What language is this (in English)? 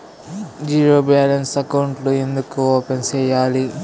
Telugu